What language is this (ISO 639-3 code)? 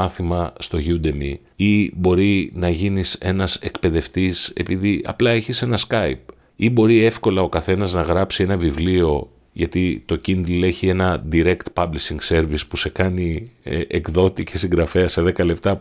ell